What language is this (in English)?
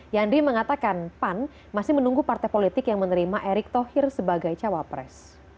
Indonesian